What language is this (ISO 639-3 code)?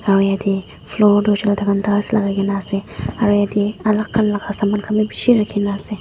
nag